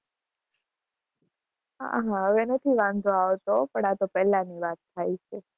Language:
Gujarati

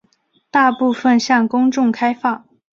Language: Chinese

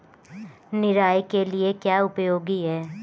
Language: Hindi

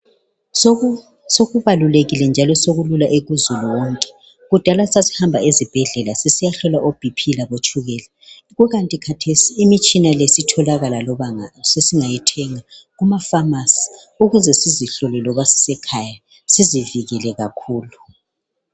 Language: North Ndebele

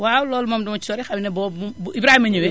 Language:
Wolof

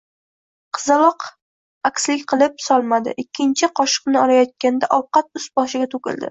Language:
Uzbek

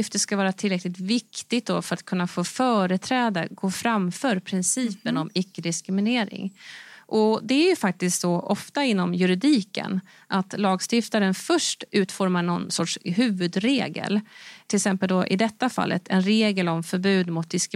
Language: Swedish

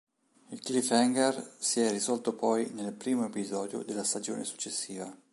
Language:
Italian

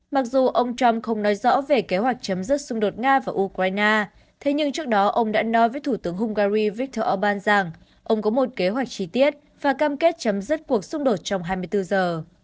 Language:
Vietnamese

